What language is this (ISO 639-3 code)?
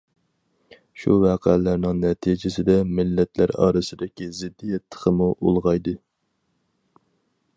uig